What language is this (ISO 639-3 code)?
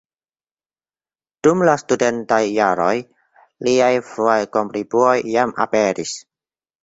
epo